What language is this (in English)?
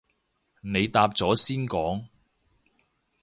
Cantonese